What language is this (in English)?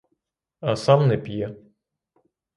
Ukrainian